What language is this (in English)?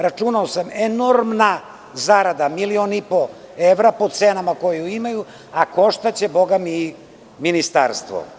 Serbian